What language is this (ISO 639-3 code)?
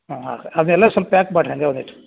kan